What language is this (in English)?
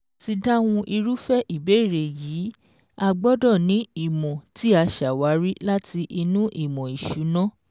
Yoruba